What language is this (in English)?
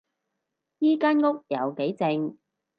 Cantonese